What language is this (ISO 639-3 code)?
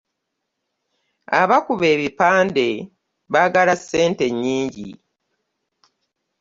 lug